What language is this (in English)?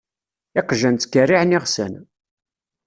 Kabyle